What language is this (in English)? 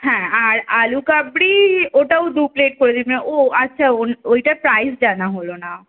Bangla